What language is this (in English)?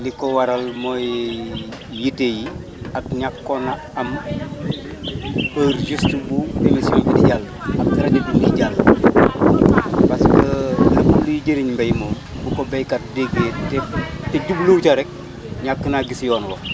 Wolof